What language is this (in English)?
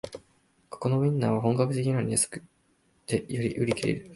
Japanese